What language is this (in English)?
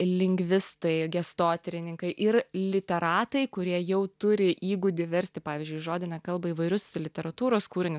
Lithuanian